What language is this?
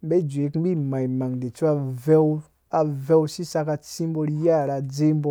Dũya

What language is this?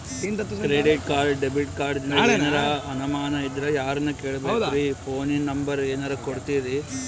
Kannada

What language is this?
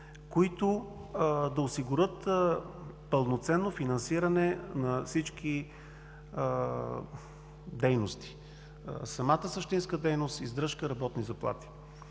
Bulgarian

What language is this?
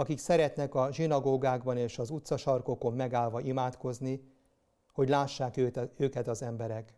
Hungarian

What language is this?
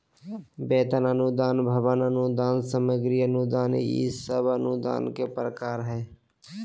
Magahi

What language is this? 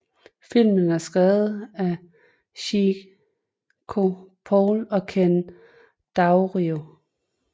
Danish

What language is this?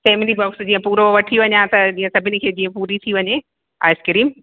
Sindhi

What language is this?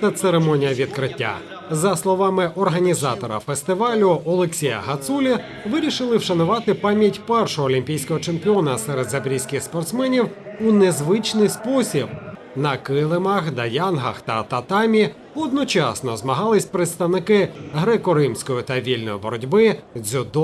Ukrainian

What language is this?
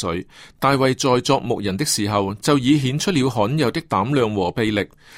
Chinese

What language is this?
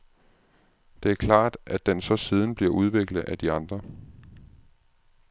Danish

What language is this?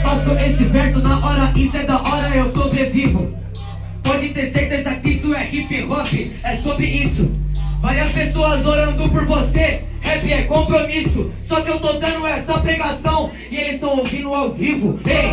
Portuguese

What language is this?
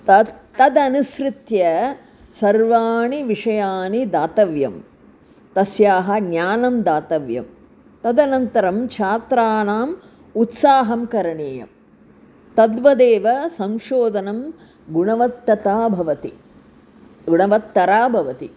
Sanskrit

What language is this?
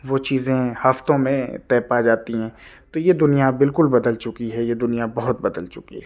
Urdu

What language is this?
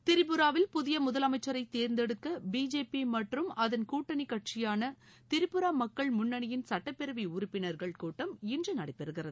Tamil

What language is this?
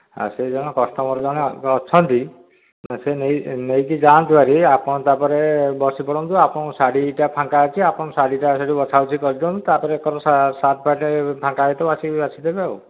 Odia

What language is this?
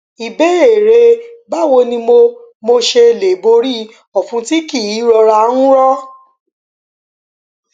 Yoruba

